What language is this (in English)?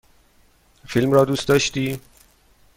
Persian